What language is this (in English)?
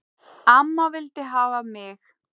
Icelandic